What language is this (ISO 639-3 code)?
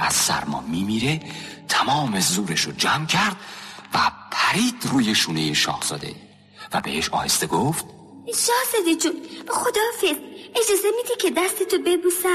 fas